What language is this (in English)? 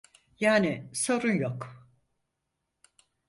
Turkish